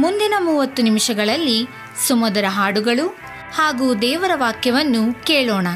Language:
Kannada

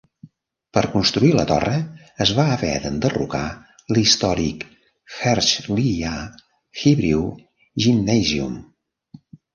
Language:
Catalan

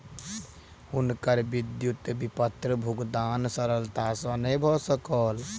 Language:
Maithili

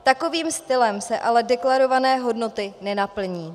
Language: Czech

